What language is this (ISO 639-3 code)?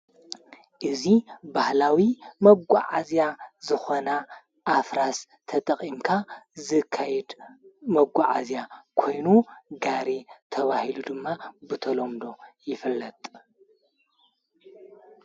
tir